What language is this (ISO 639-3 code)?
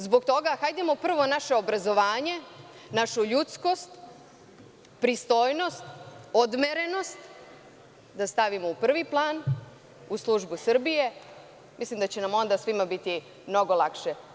srp